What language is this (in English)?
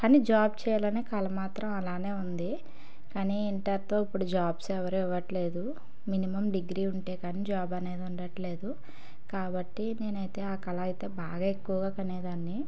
Telugu